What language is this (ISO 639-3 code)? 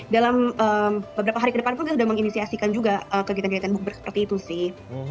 ind